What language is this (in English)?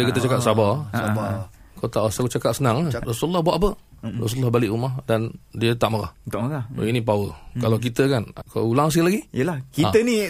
Malay